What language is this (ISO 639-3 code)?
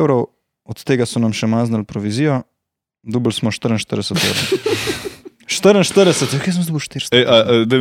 slk